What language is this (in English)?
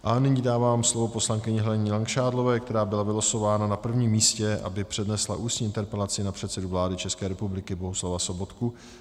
Czech